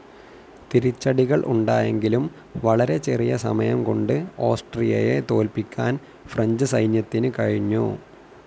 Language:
Malayalam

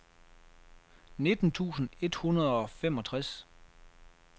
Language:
Danish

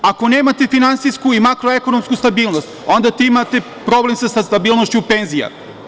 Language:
Serbian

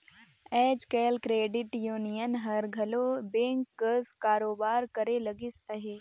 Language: Chhattisgarhi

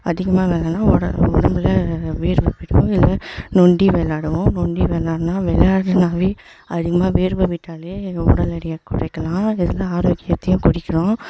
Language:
Tamil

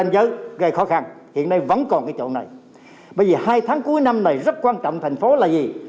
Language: Vietnamese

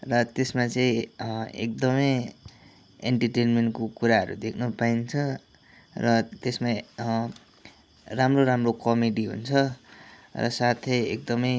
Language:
Nepali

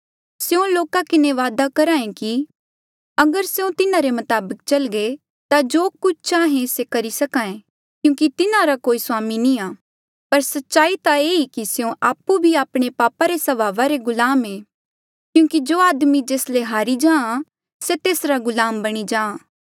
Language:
Mandeali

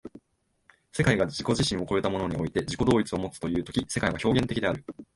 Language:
Japanese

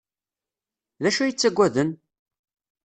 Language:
Kabyle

